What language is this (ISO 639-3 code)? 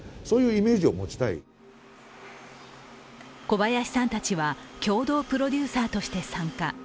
jpn